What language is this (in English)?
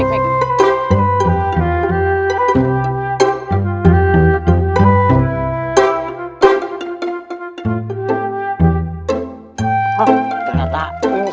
Indonesian